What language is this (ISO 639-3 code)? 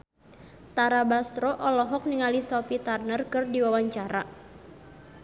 sun